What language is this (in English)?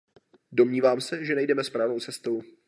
Czech